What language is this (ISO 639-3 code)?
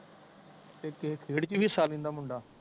pan